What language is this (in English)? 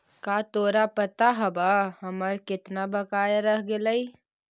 Magahi